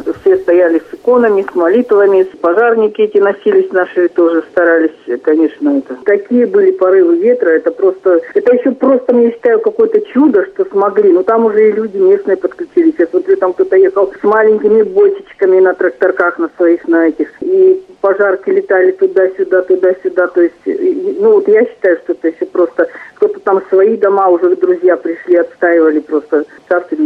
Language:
Russian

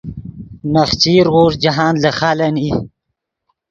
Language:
Yidgha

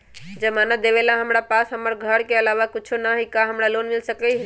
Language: Magahi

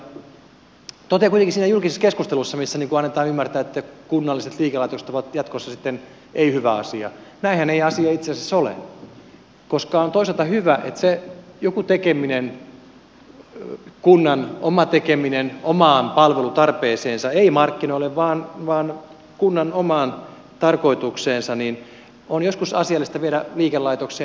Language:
Finnish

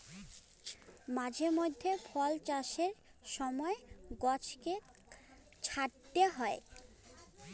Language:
Bangla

